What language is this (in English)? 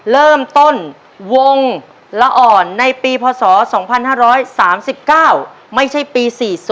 Thai